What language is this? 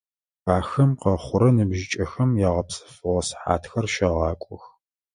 Adyghe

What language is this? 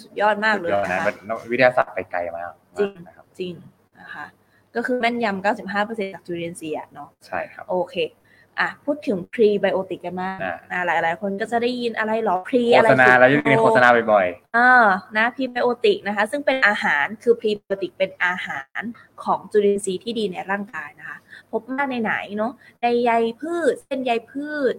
Thai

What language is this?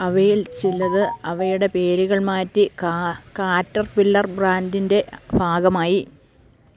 Malayalam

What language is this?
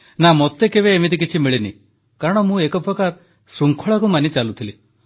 Odia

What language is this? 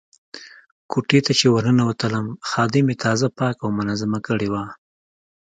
Pashto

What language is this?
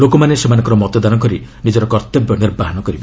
Odia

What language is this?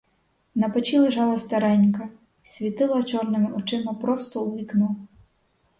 Ukrainian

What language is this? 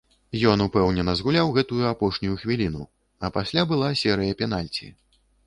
Belarusian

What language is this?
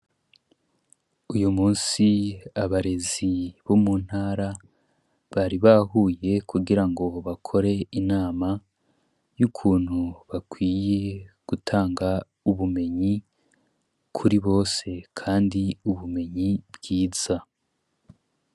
Rundi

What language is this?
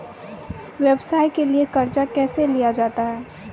Maithili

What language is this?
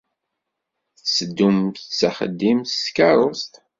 Kabyle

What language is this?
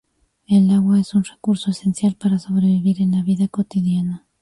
Spanish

